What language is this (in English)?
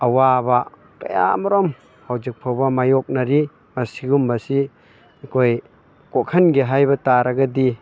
Manipuri